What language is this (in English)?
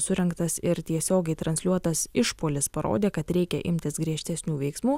Lithuanian